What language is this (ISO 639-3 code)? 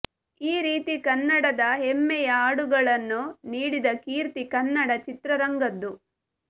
kan